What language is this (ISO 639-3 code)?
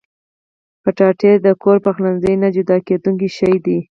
pus